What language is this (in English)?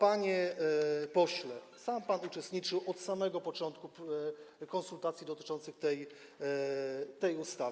Polish